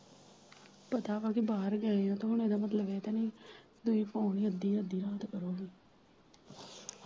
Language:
Punjabi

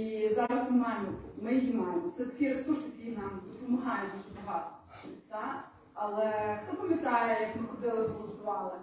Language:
Ukrainian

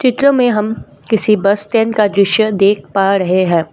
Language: Hindi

